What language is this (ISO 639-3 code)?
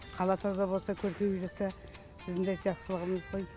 kaz